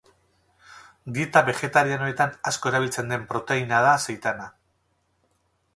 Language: Basque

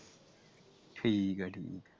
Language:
Punjabi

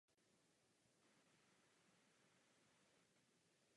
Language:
Czech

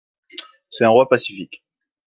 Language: French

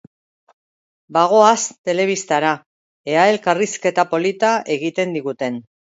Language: Basque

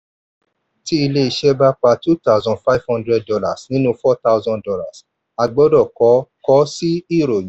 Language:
Yoruba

